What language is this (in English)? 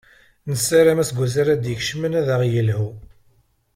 Kabyle